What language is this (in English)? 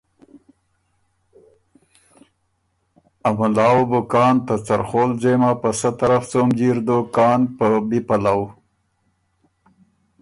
Ormuri